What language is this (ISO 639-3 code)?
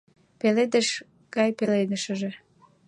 chm